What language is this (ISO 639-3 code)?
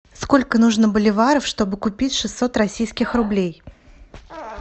rus